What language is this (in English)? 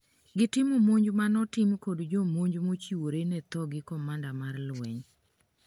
Luo (Kenya and Tanzania)